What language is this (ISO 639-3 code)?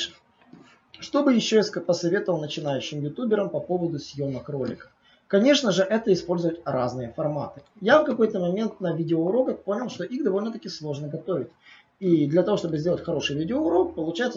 rus